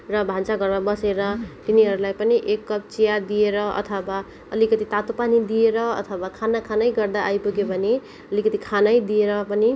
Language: Nepali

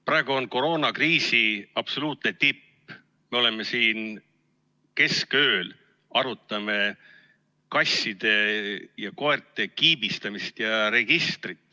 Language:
Estonian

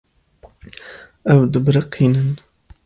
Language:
Kurdish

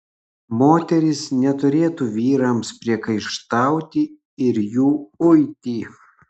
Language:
Lithuanian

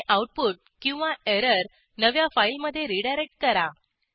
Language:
Marathi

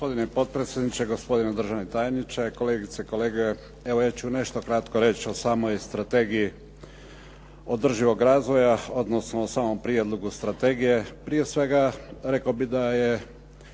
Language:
Croatian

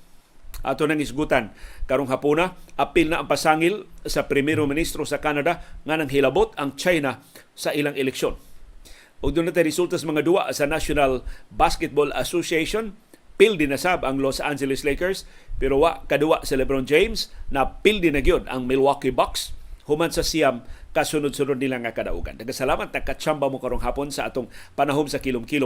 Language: Filipino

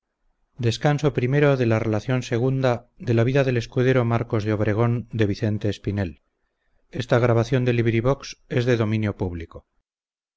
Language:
Spanish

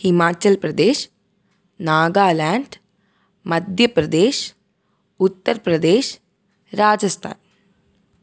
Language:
Malayalam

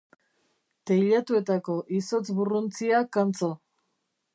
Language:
Basque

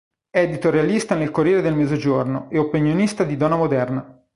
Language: Italian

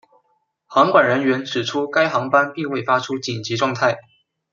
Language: Chinese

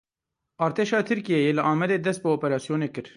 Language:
Kurdish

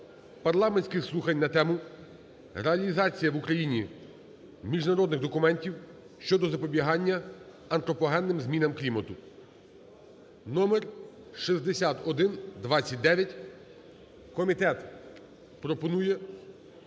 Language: Ukrainian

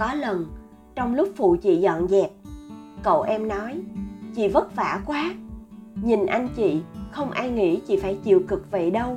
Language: Vietnamese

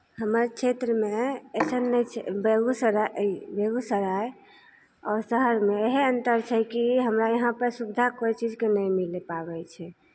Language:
Maithili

